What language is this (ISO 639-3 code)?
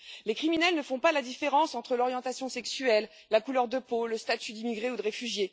fra